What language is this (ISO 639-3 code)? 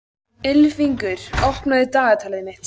isl